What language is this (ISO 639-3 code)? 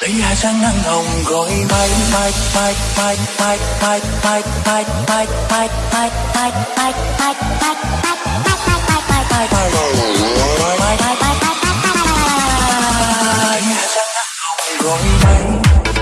vie